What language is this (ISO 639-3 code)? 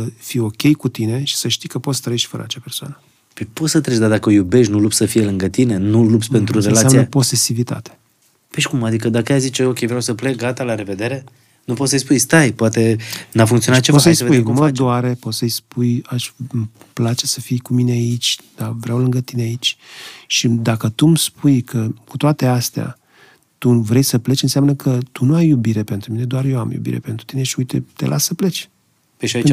ron